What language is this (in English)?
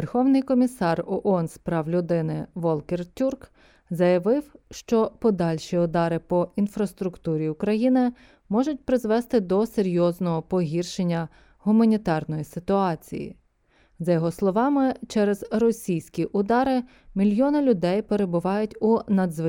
Ukrainian